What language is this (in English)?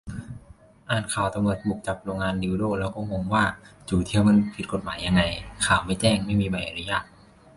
Thai